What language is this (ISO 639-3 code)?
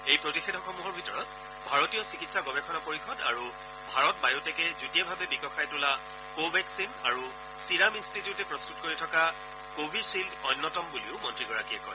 asm